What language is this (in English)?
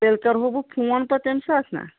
Kashmiri